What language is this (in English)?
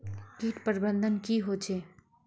Magahi